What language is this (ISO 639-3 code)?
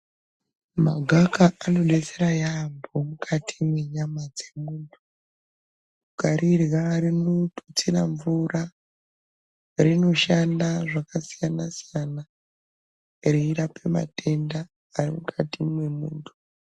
ndc